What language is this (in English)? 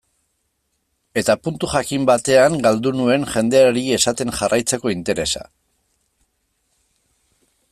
Basque